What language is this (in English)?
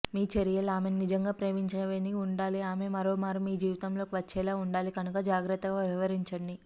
Telugu